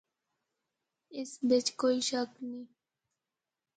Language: Northern Hindko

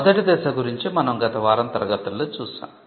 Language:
Telugu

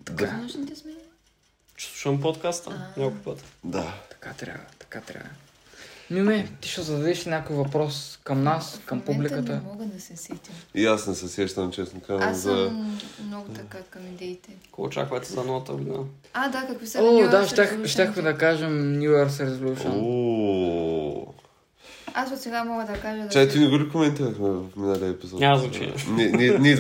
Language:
Bulgarian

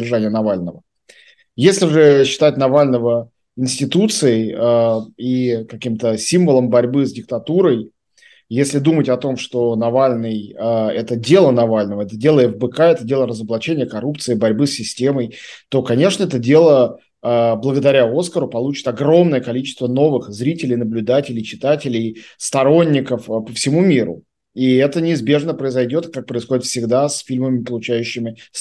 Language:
Russian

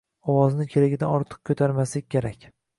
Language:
Uzbek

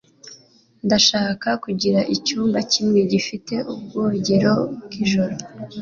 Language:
Kinyarwanda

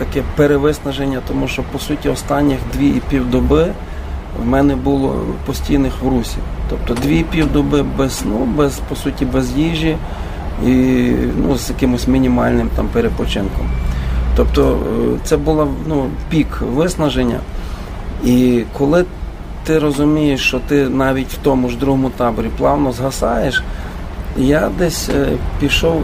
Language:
Ukrainian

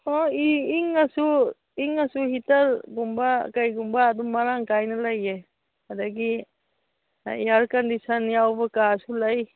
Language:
Manipuri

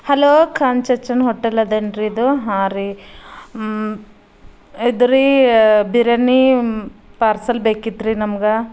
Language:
Kannada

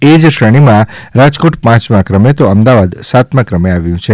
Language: Gujarati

